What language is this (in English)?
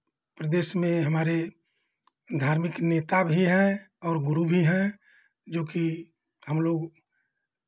Hindi